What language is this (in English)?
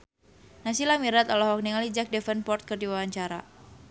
Sundanese